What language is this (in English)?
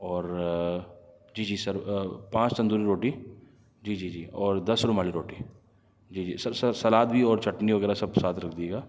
Urdu